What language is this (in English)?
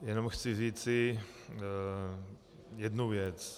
Czech